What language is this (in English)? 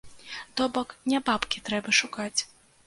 Belarusian